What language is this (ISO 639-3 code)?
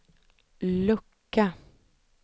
swe